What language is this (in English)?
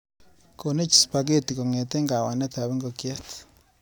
Kalenjin